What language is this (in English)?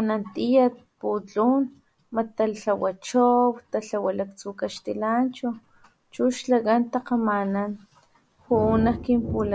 Papantla Totonac